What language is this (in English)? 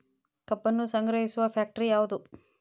Kannada